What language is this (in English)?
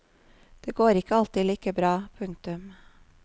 Norwegian